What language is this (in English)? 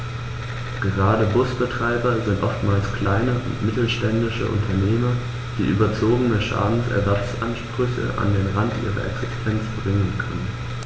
German